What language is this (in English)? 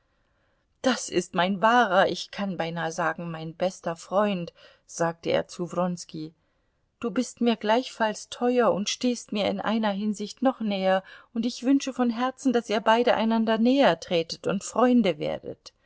German